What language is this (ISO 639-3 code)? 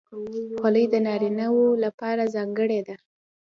pus